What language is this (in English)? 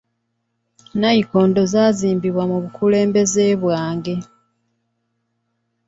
Ganda